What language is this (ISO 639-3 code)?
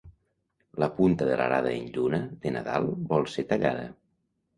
cat